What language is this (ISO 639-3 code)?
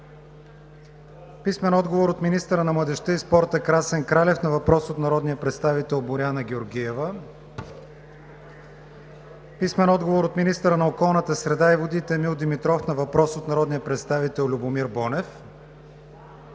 bul